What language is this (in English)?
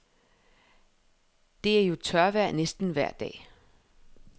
Danish